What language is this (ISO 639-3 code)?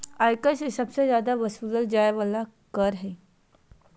mag